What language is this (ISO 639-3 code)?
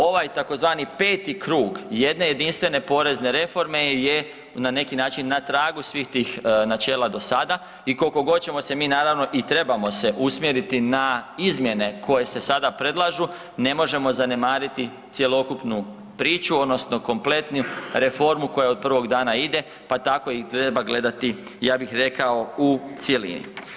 hrv